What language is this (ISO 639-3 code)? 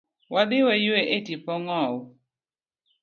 luo